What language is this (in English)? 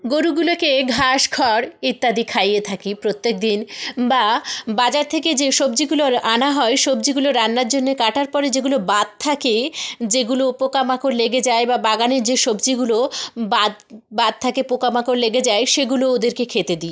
Bangla